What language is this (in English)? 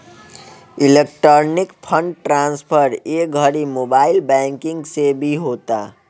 Bhojpuri